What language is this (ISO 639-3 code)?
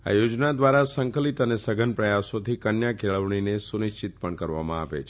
guj